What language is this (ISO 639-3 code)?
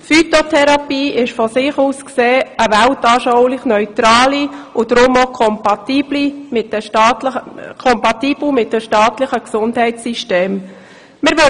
gsw